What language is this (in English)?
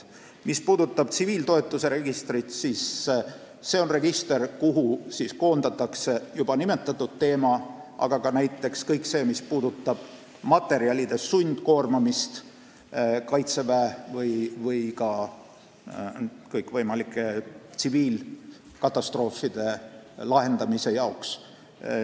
Estonian